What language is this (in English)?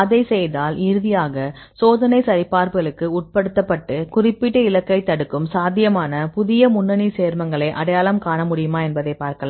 Tamil